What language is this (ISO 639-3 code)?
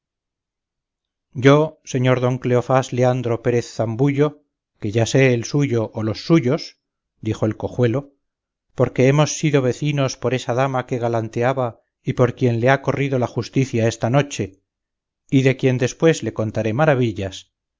spa